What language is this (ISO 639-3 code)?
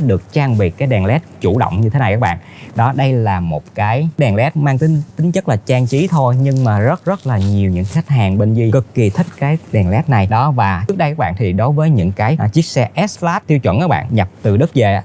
vie